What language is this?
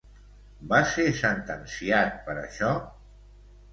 Catalan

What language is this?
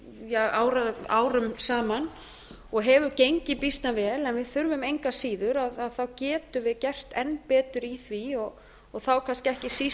Icelandic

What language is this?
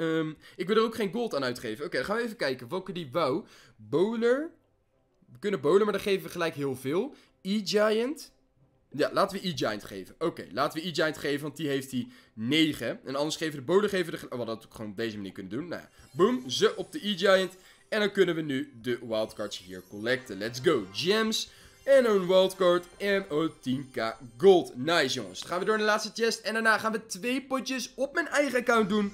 Dutch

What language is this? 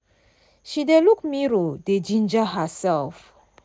Nigerian Pidgin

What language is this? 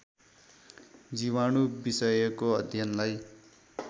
Nepali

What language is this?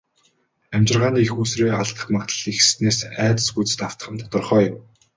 Mongolian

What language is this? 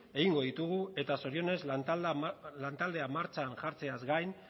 Basque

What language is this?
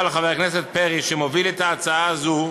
Hebrew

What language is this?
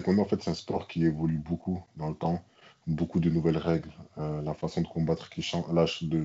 French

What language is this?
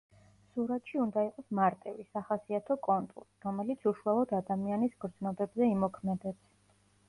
Georgian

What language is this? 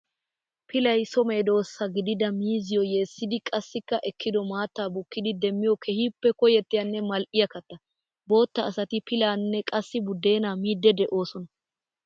Wolaytta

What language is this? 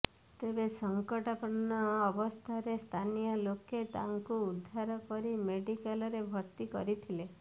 Odia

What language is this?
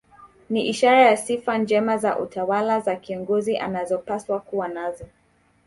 Swahili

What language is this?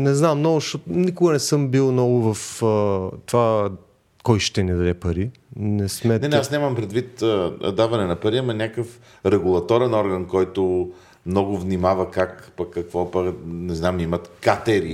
Bulgarian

